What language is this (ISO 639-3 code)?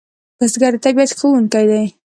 pus